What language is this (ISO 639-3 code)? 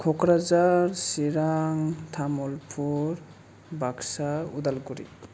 brx